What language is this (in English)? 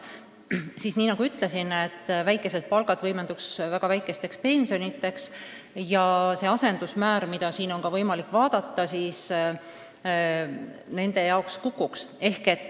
Estonian